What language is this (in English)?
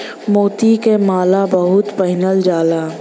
Bhojpuri